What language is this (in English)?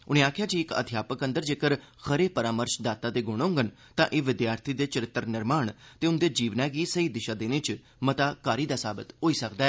Dogri